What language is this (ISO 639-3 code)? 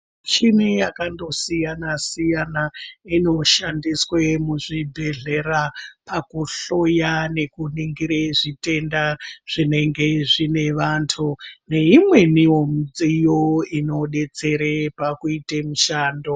ndc